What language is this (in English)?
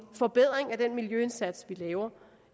Danish